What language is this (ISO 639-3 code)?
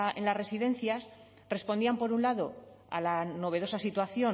spa